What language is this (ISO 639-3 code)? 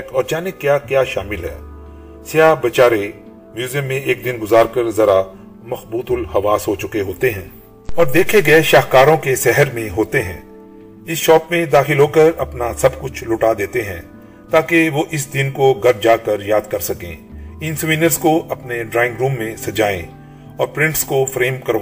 urd